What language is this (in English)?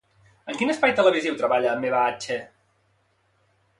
Catalan